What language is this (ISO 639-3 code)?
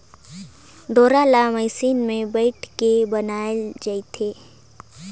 hne